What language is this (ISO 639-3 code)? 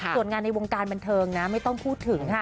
tha